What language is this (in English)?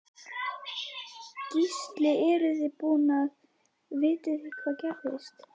Icelandic